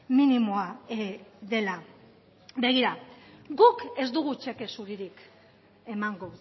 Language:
Basque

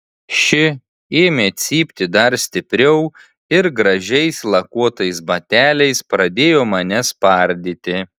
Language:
Lithuanian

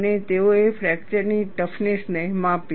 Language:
Gujarati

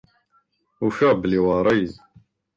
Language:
Kabyle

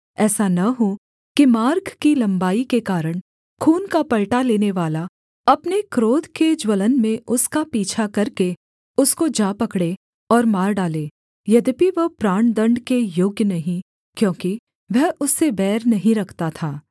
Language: Hindi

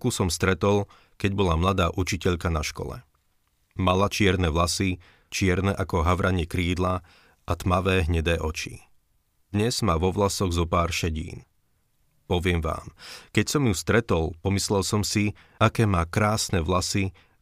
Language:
Slovak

